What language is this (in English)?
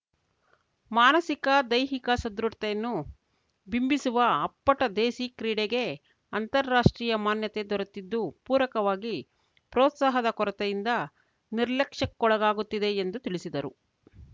Kannada